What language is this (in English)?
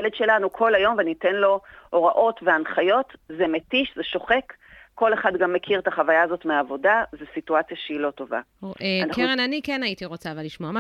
Hebrew